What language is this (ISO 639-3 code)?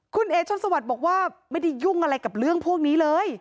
tha